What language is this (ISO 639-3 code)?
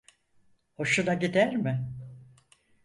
tur